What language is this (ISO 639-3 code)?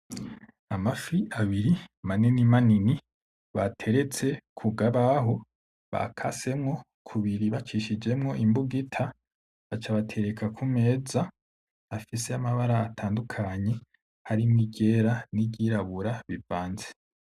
run